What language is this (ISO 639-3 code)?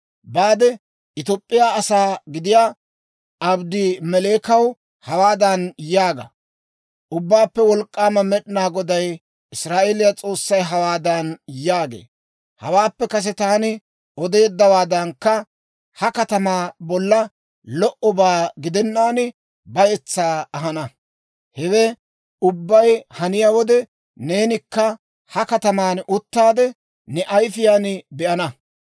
dwr